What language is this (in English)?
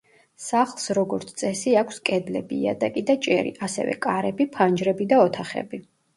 Georgian